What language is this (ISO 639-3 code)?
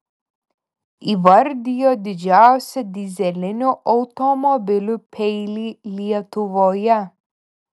lit